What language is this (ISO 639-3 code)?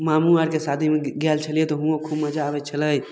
mai